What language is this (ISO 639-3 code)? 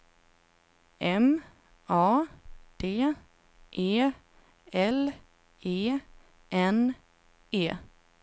swe